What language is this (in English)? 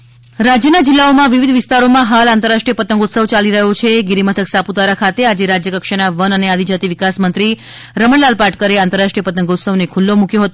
Gujarati